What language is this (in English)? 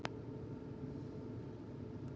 Icelandic